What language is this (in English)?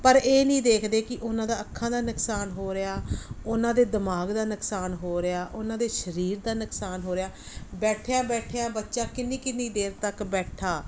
Punjabi